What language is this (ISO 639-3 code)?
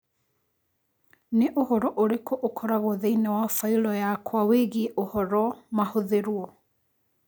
kik